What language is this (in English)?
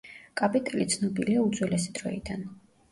Georgian